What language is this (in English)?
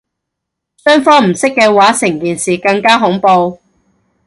Cantonese